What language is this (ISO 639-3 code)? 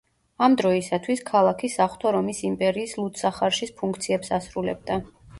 kat